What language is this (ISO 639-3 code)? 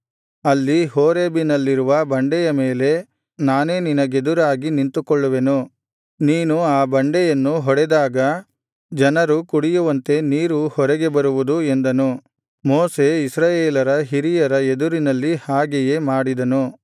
kan